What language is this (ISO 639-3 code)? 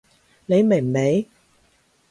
yue